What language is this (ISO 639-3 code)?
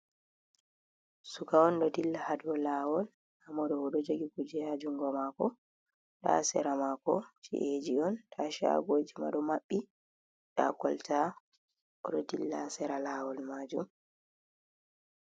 ful